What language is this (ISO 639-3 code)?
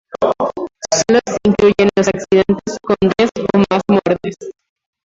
spa